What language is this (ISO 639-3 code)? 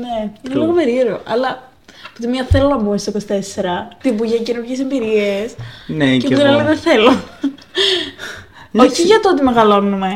ell